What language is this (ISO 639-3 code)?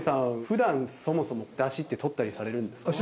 jpn